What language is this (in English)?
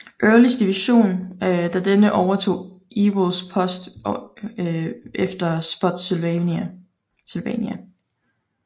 Danish